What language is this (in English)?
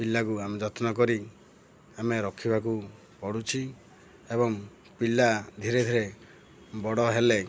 Odia